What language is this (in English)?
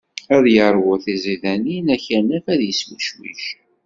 Kabyle